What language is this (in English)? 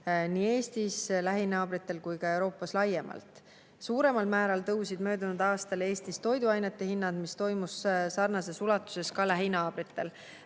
Estonian